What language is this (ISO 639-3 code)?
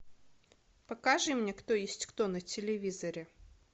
rus